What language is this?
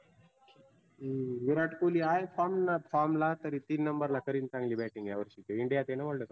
Marathi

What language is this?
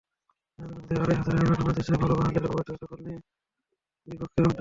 Bangla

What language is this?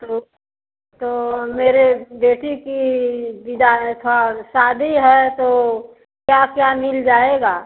Hindi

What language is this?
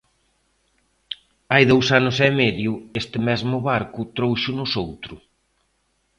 Galician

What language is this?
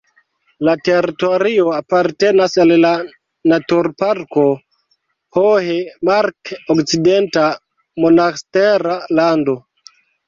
Esperanto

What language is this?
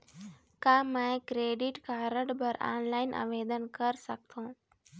Chhattisgarhi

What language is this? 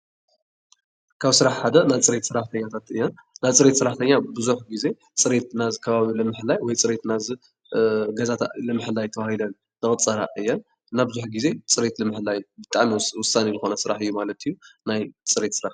Tigrinya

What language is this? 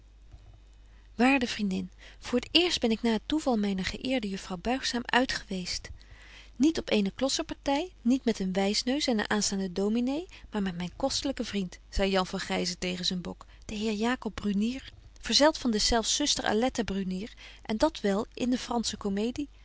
Dutch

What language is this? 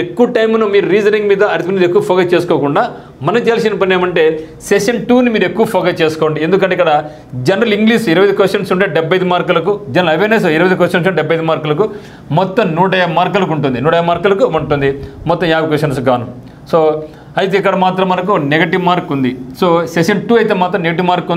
Telugu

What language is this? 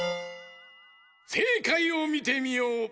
Japanese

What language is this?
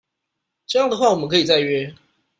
Chinese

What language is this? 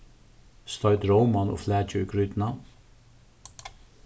Faroese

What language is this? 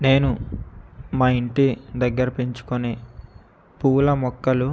Telugu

